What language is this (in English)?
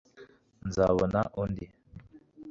Kinyarwanda